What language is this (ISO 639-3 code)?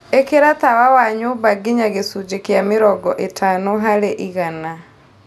kik